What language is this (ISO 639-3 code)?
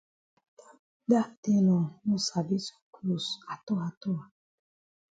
wes